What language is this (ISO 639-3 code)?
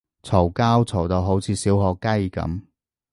yue